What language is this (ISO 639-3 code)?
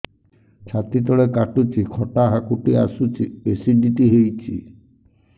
ori